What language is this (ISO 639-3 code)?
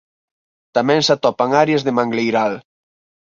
glg